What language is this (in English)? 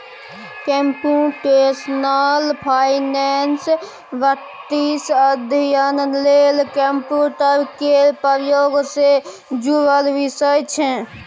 Maithili